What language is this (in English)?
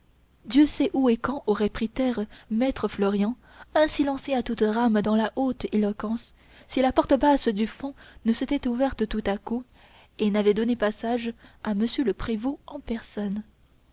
French